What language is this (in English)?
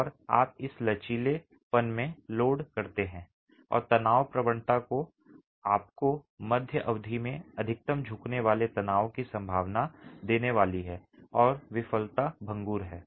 Hindi